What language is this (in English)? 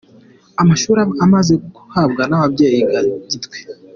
Kinyarwanda